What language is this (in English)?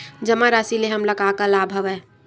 Chhattisgarhi